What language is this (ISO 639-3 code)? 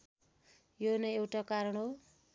nep